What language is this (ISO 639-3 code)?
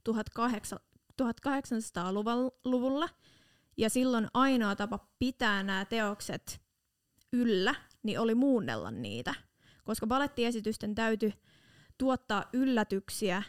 fin